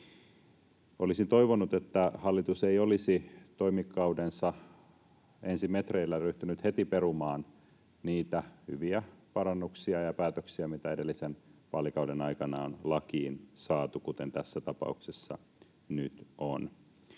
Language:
Finnish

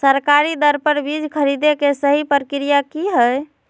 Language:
Magahi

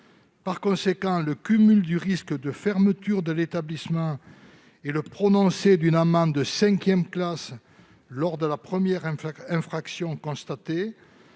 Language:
French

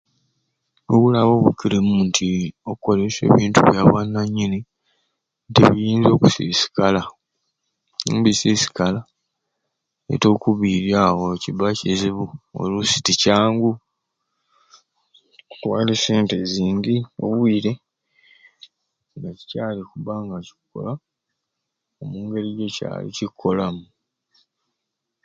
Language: Ruuli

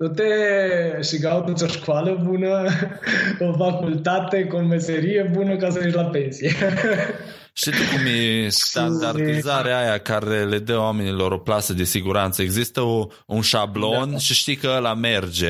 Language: Romanian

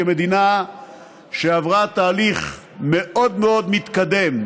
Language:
Hebrew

